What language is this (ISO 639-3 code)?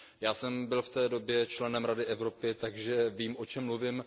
ces